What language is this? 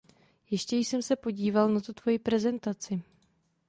Czech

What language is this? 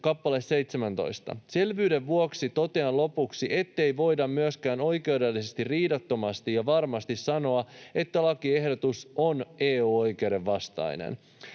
Finnish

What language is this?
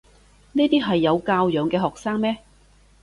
Cantonese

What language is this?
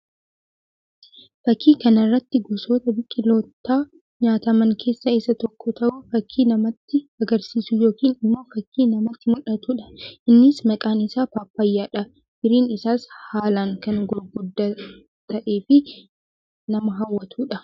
Oromo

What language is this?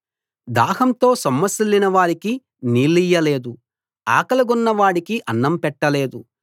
Telugu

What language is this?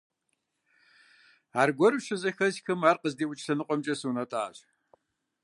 Kabardian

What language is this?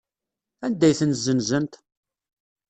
Kabyle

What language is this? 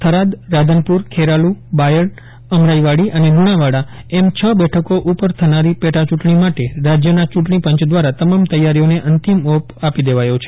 Gujarati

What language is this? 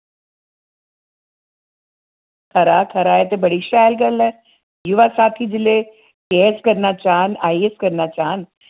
Dogri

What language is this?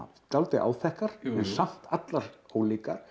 Icelandic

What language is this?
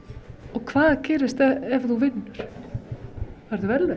Icelandic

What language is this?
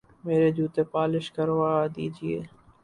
Urdu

